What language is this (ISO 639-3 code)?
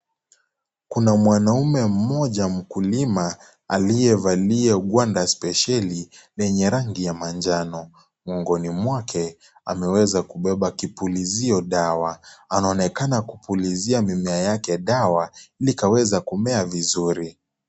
swa